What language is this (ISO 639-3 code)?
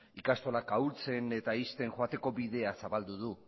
eus